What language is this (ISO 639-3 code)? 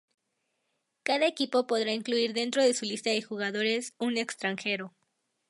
spa